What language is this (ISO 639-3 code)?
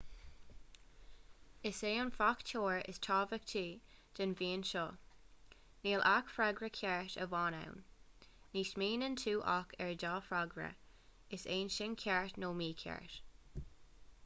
gle